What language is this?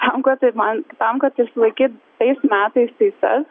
Lithuanian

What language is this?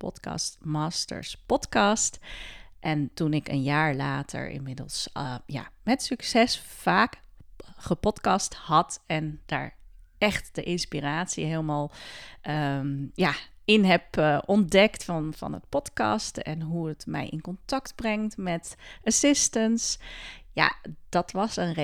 Dutch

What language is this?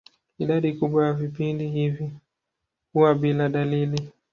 Swahili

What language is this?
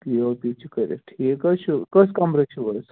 Kashmiri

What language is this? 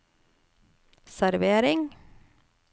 Norwegian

